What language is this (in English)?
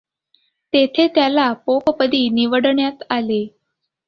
Marathi